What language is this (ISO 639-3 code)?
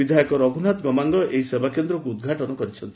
ori